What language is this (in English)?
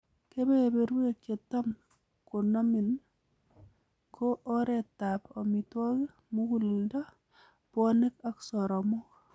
Kalenjin